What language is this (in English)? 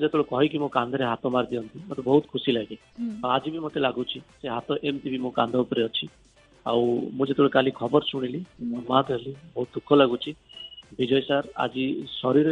Hindi